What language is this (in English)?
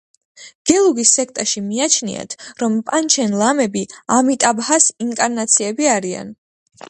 Georgian